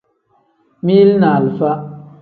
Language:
Tem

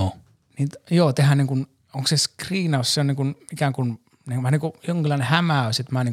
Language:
Finnish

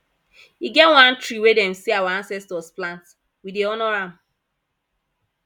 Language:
Nigerian Pidgin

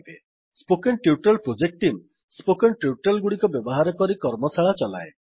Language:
Odia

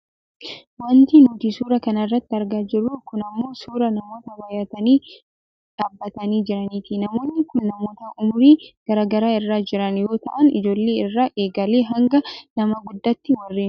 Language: Oromo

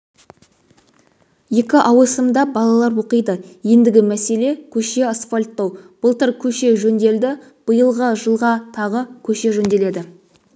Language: Kazakh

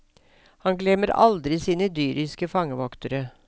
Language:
Norwegian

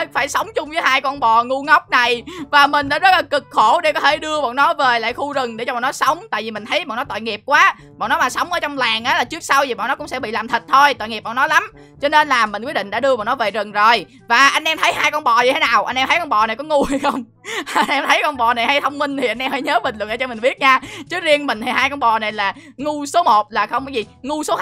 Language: Vietnamese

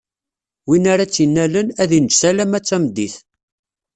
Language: Kabyle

